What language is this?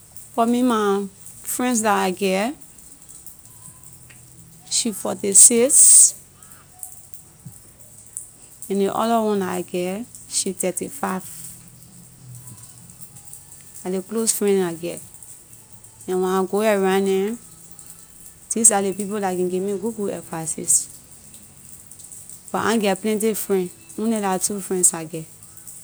Liberian English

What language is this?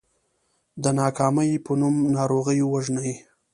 Pashto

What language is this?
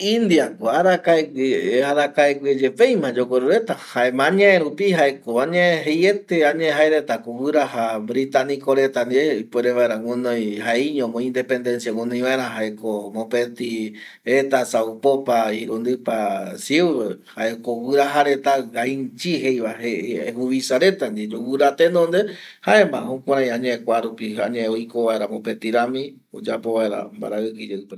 Eastern Bolivian Guaraní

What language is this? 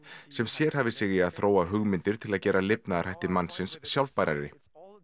Icelandic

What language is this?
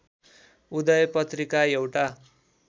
Nepali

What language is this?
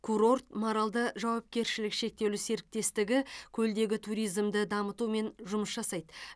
Kazakh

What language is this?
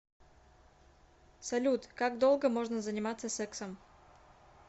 Russian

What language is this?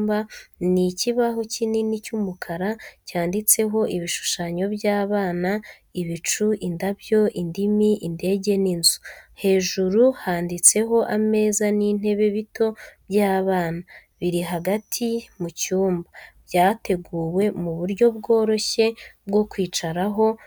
Kinyarwanda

